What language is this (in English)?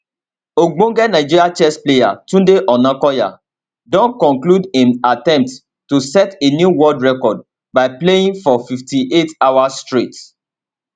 Nigerian Pidgin